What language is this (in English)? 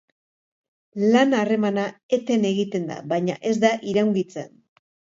Basque